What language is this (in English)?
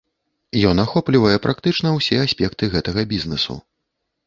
Belarusian